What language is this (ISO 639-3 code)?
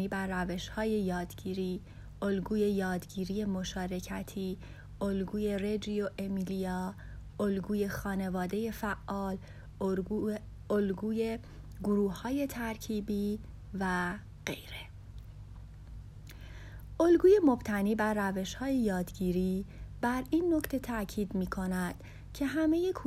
fas